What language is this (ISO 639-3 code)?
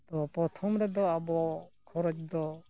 sat